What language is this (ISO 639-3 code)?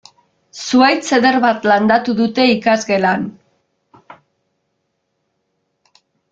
eus